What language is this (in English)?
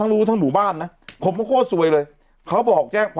Thai